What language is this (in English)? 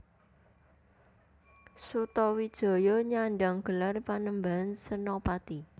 Javanese